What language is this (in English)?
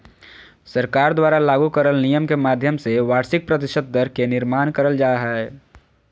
Magahi